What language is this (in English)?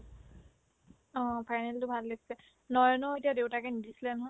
Assamese